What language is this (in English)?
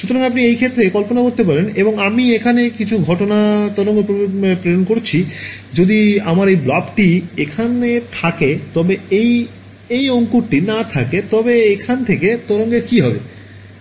Bangla